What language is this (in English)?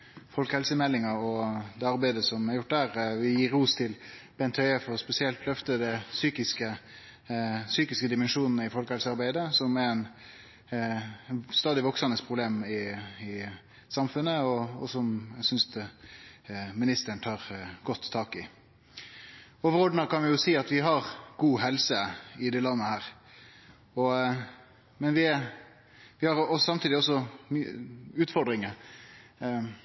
Norwegian Nynorsk